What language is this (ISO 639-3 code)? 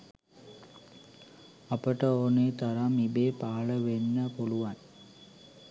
sin